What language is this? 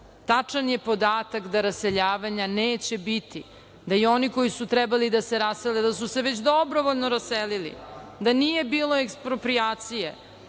Serbian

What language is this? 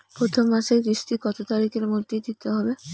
Bangla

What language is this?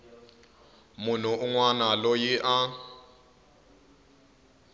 Tsonga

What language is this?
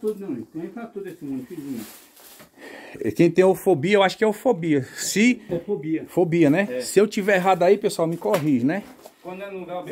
Portuguese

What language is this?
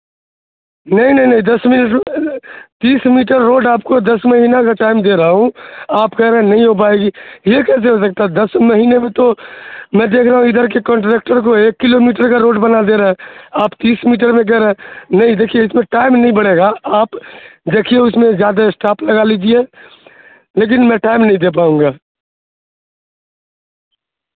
Urdu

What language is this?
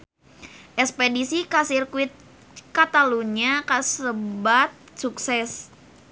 Sundanese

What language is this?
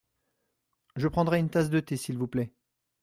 French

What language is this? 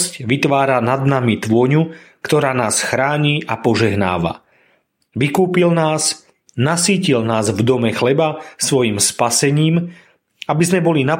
Slovak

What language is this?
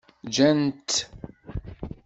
Kabyle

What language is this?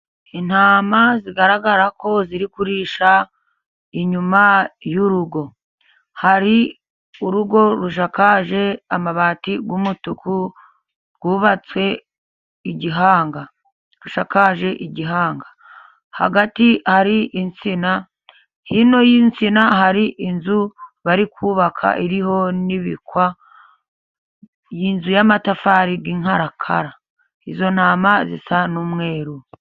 Kinyarwanda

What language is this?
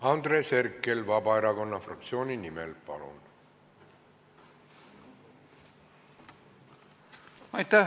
Estonian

